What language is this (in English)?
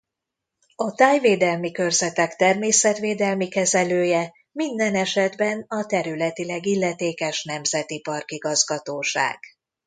Hungarian